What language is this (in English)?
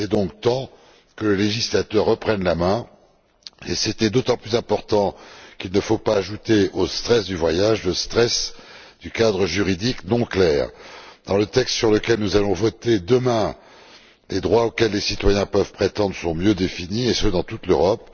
French